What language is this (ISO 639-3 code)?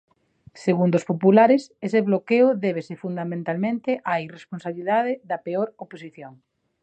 glg